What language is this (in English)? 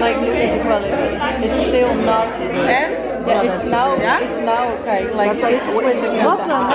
Dutch